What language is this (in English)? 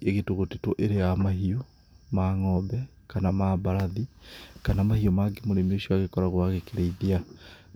Kikuyu